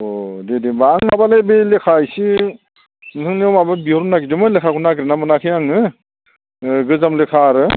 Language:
Bodo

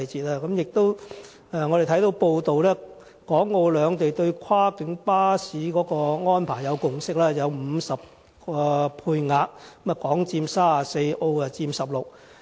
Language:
Cantonese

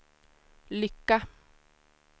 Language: Swedish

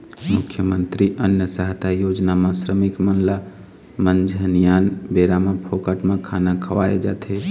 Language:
Chhattisgarhi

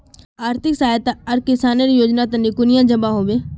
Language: Magahi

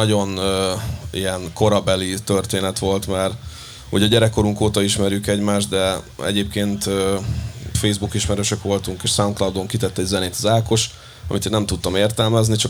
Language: Hungarian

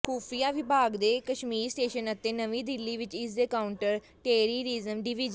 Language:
Punjabi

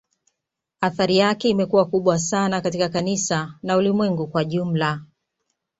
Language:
Swahili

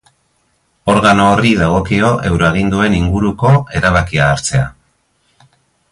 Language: Basque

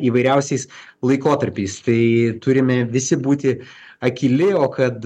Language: Lithuanian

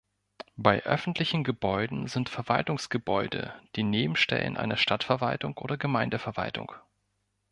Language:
German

